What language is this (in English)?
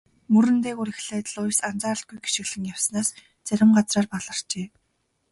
Mongolian